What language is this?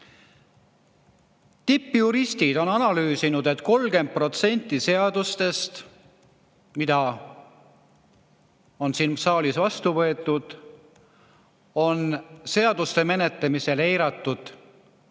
Estonian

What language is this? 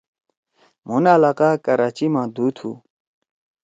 Torwali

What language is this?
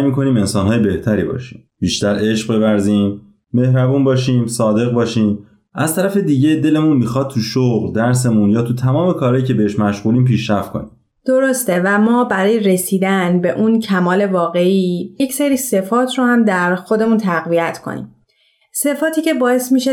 Persian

